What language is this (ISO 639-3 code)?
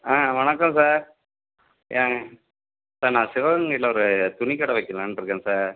tam